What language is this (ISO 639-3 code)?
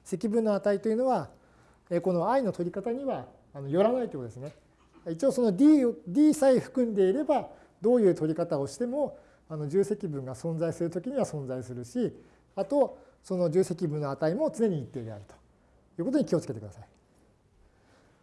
jpn